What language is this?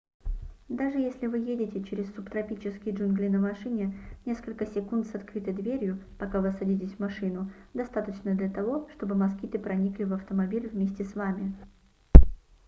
Russian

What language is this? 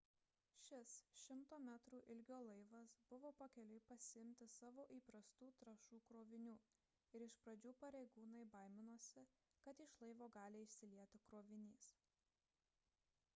Lithuanian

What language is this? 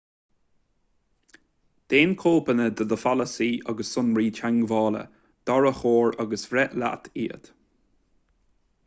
Irish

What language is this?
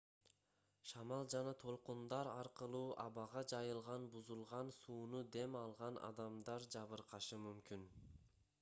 Kyrgyz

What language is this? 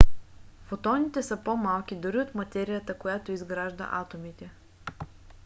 Bulgarian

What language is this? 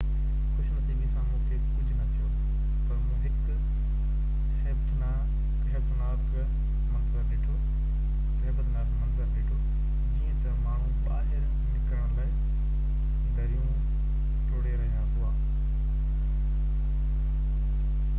Sindhi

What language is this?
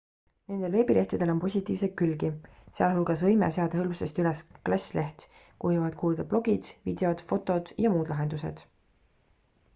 Estonian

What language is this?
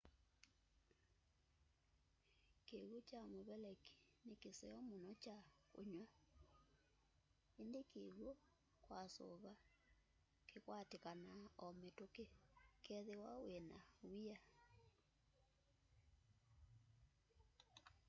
Kamba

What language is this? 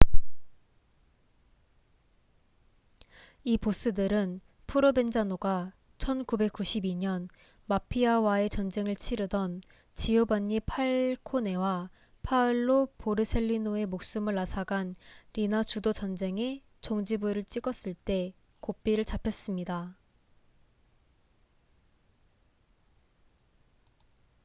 Korean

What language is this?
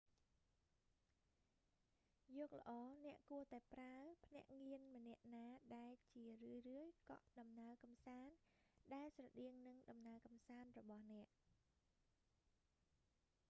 Khmer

